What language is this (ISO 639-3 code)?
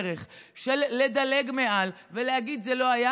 heb